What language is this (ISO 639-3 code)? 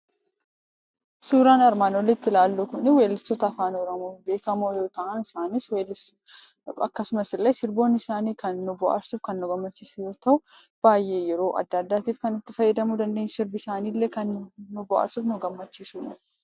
orm